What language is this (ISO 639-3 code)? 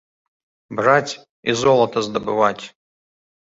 bel